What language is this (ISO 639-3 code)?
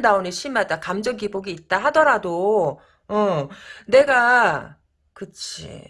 kor